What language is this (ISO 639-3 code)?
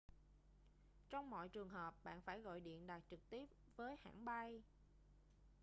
vie